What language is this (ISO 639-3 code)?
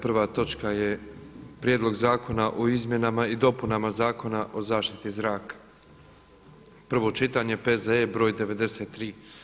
hrv